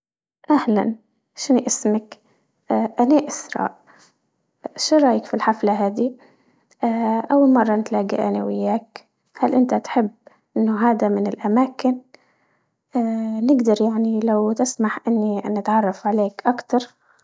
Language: Libyan Arabic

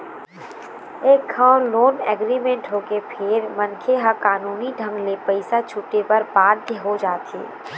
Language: Chhattisgarhi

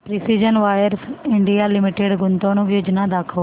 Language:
Marathi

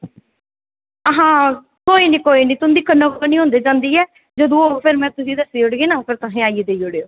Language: Dogri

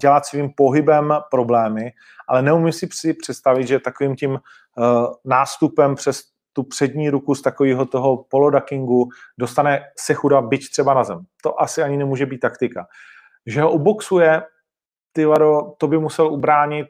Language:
Czech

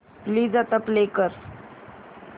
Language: Marathi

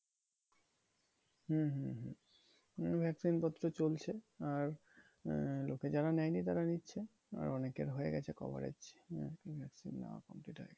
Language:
Bangla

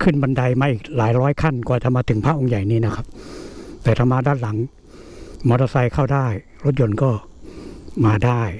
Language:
Thai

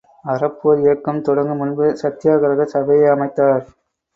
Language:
Tamil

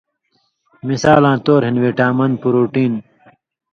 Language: Indus Kohistani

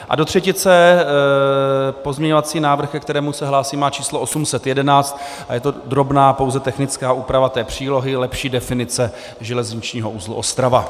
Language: Czech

